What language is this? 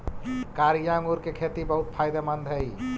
Magahi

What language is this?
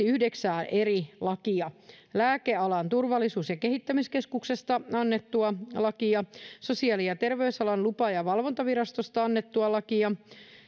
Finnish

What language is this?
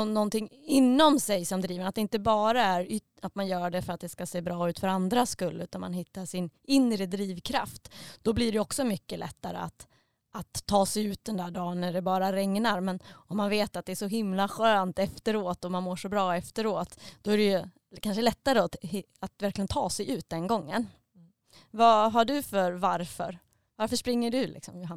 Swedish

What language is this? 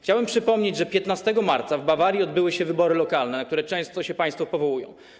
Polish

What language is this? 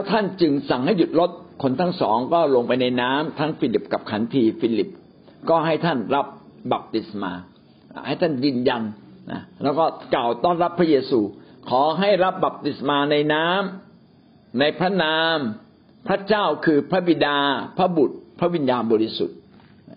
Thai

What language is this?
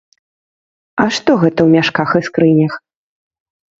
Belarusian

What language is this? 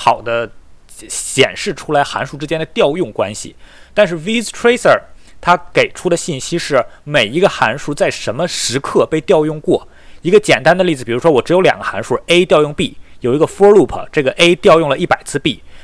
Chinese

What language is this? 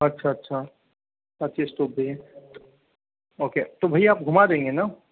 Hindi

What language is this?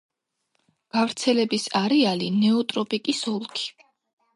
Georgian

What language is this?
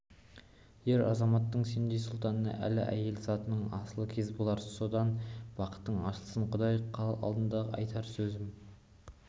Kazakh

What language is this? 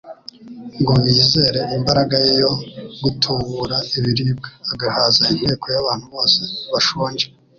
Kinyarwanda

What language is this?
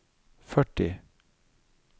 Norwegian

